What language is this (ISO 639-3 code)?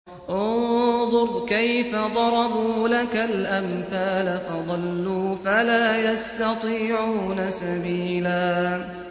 ara